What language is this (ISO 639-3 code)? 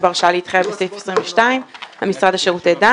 heb